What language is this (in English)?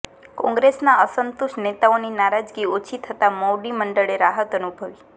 Gujarati